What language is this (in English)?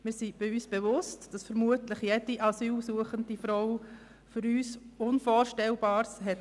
Swiss German